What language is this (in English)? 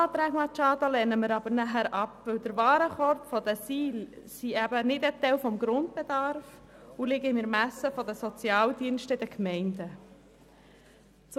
Swiss German